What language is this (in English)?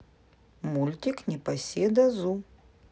Russian